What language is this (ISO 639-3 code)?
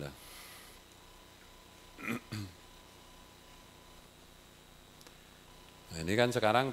ind